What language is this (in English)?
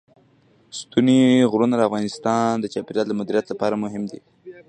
Pashto